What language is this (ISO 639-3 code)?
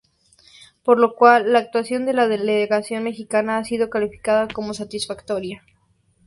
spa